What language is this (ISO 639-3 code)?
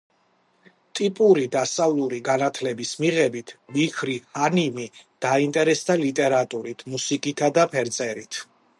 kat